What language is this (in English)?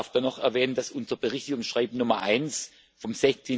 German